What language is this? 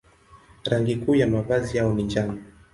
Swahili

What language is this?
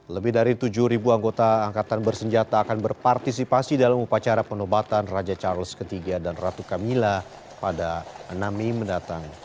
Indonesian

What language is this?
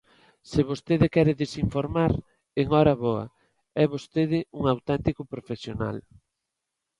Galician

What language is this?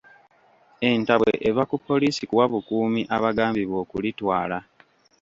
Ganda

